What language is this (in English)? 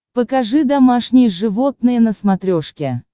Russian